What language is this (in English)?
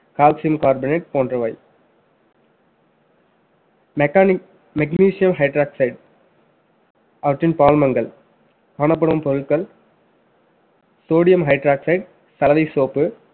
Tamil